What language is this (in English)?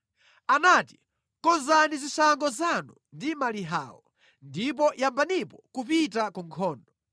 Nyanja